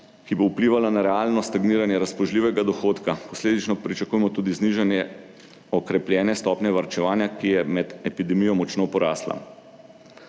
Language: Slovenian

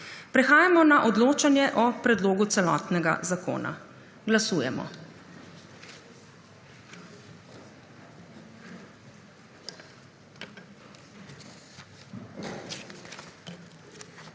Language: Slovenian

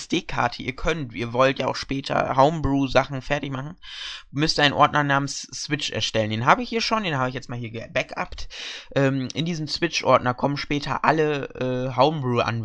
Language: German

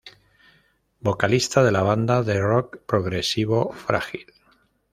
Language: Spanish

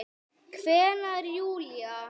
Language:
Icelandic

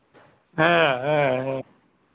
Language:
Santali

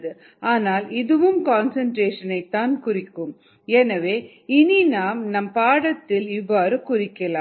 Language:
Tamil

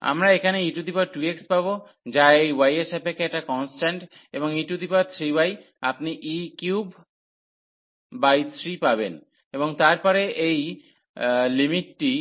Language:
Bangla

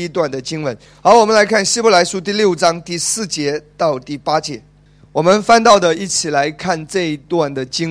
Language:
Chinese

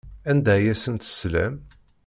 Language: Kabyle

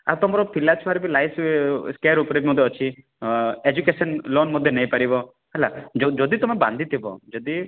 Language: Odia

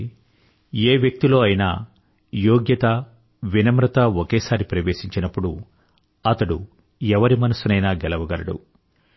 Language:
Telugu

